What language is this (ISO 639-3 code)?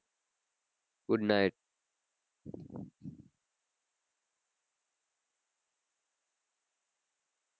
guj